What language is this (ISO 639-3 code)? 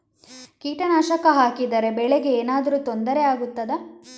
kan